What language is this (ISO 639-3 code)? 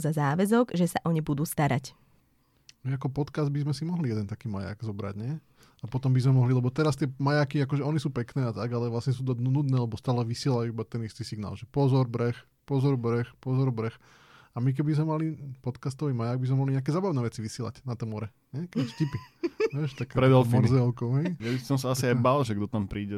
slk